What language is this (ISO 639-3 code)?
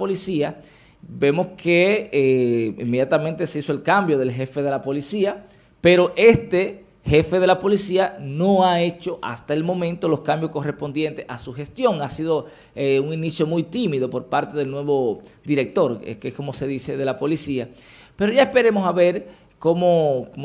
spa